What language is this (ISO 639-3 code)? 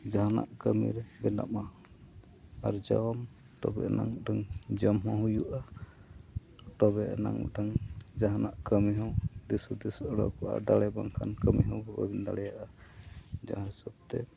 sat